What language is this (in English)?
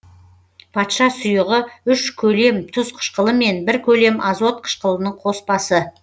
Kazakh